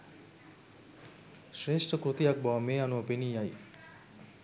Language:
Sinhala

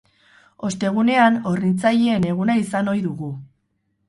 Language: Basque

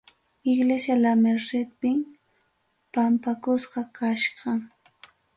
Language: Ayacucho Quechua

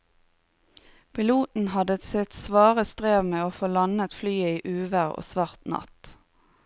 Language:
Norwegian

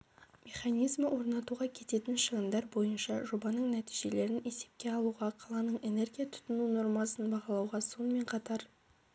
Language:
Kazakh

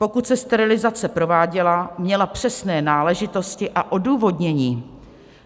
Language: Czech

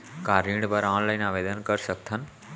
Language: Chhattisgarhi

